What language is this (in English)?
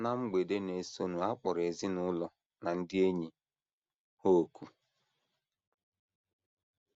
Igbo